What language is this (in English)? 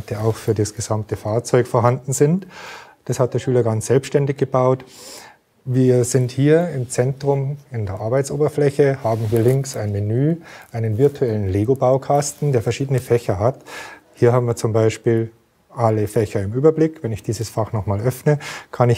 German